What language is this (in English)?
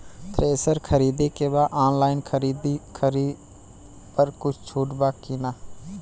Bhojpuri